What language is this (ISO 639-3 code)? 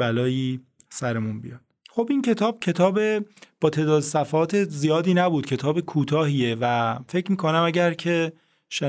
fas